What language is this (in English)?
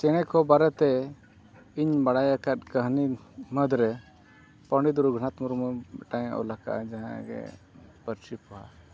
Santali